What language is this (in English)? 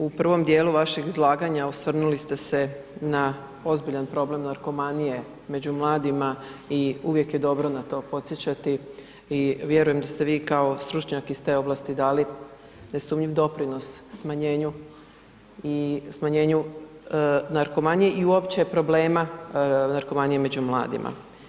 Croatian